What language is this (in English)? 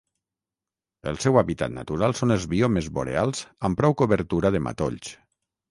Catalan